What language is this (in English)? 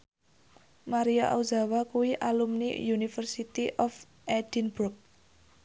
Javanese